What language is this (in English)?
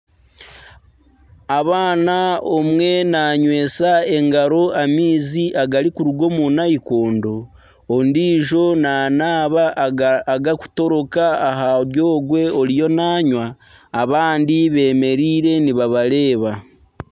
Nyankole